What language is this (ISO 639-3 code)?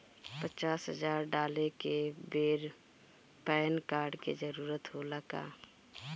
bho